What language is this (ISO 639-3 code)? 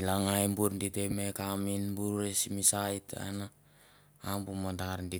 tbf